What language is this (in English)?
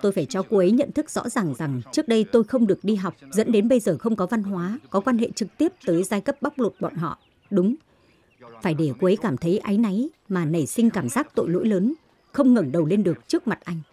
Vietnamese